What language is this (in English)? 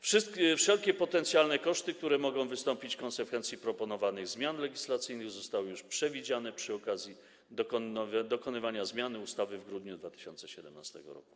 Polish